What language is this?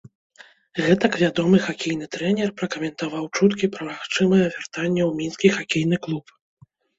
Belarusian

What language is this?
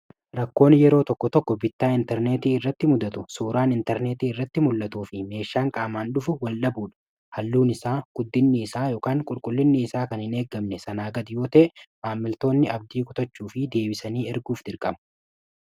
Oromo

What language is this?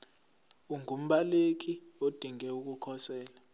Zulu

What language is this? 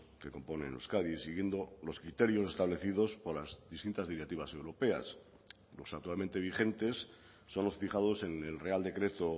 Spanish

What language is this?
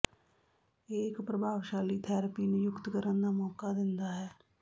Punjabi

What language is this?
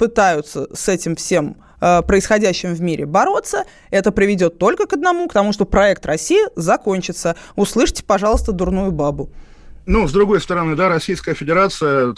Russian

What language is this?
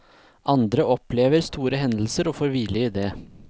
Norwegian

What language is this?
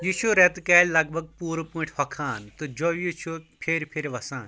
Kashmiri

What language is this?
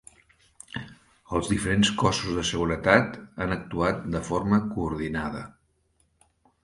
Catalan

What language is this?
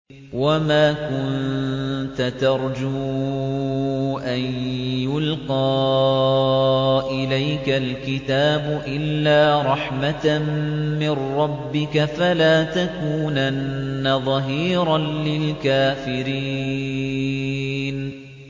Arabic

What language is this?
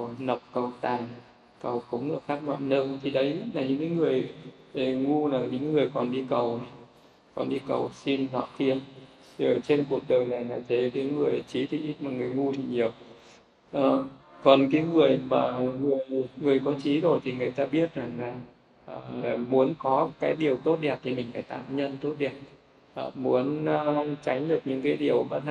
Vietnamese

